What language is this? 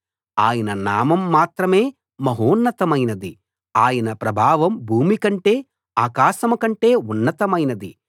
Telugu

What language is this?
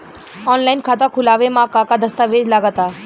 Bhojpuri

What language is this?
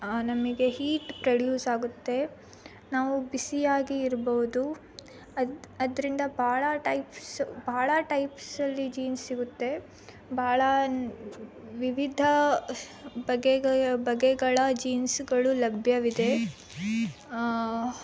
Kannada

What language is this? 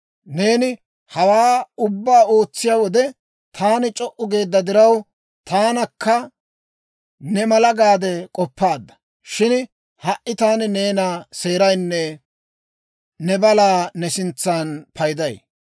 Dawro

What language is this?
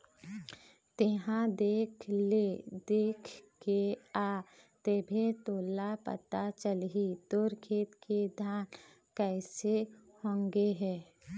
Chhattisgarhi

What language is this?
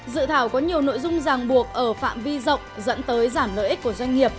Vietnamese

